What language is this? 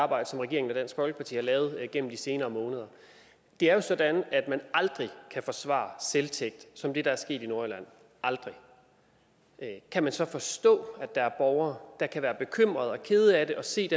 Danish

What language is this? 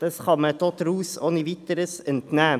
Swiss German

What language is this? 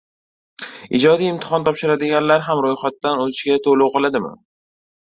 Uzbek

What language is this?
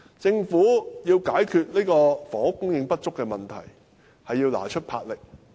Cantonese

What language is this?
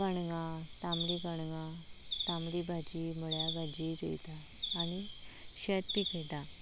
Konkani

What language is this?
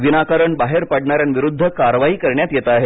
Marathi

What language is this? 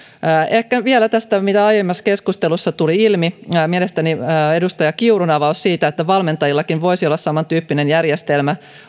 Finnish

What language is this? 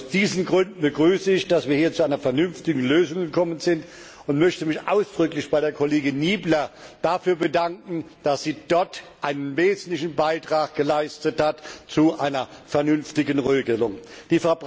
German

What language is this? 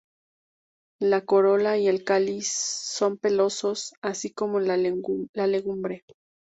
Spanish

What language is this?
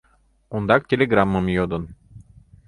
Mari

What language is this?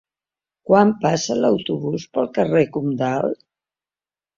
Catalan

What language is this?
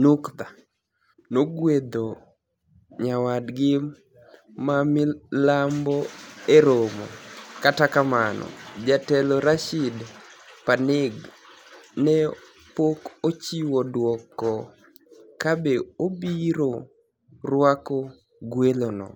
Luo (Kenya and Tanzania)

